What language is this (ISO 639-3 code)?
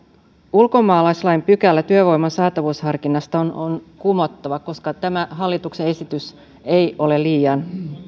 fin